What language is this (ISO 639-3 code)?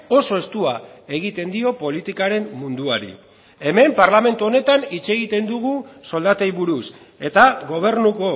eus